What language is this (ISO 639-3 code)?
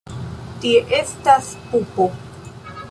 epo